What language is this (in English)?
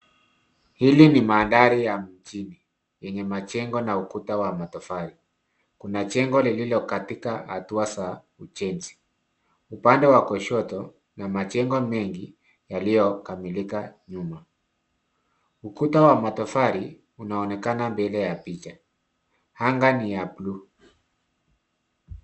Swahili